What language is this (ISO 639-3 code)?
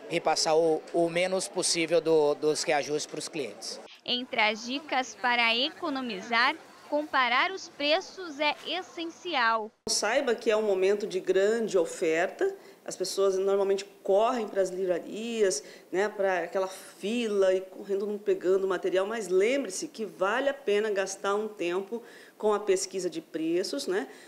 por